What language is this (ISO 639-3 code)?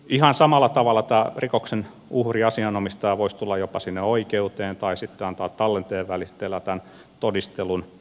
fin